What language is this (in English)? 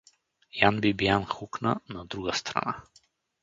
Bulgarian